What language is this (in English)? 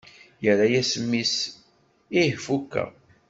Kabyle